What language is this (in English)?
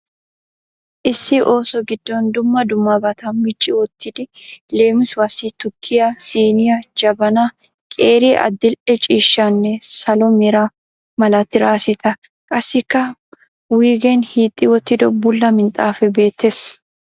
Wolaytta